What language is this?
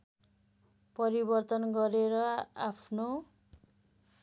Nepali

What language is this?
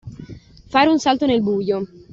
Italian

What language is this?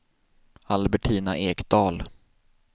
Swedish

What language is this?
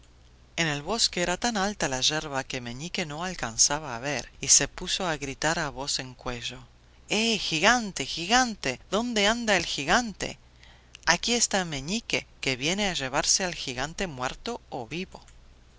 Spanish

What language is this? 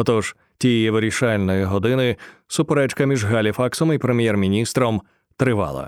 Ukrainian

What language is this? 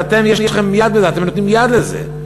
Hebrew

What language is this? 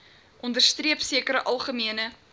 Afrikaans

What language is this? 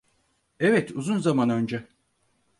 Turkish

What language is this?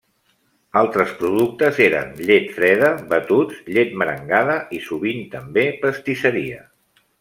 Catalan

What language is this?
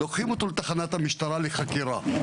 Hebrew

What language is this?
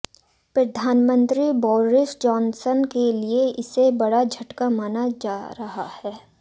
Hindi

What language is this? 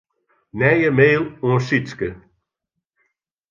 Western Frisian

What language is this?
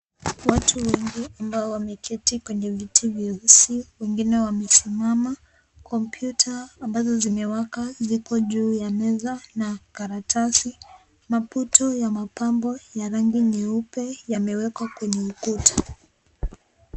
Swahili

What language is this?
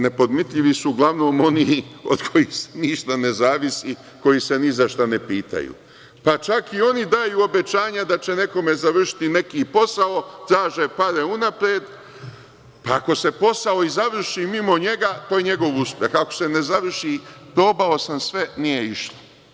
Serbian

